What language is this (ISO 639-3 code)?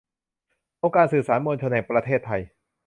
tha